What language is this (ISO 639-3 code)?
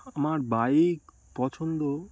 ben